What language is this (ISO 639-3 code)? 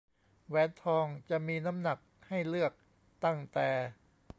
tha